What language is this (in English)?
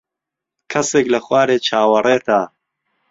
Central Kurdish